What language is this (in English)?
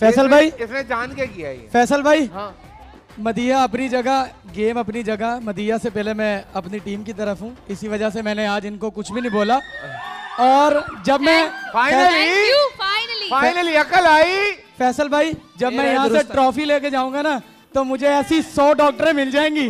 Hindi